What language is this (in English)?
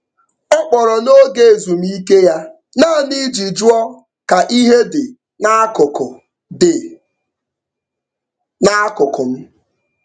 Igbo